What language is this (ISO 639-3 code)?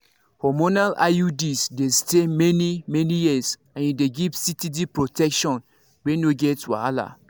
pcm